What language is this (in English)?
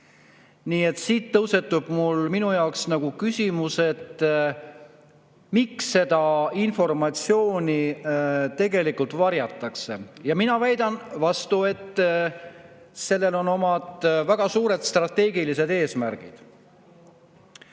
Estonian